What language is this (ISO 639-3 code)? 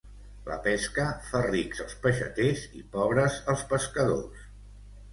cat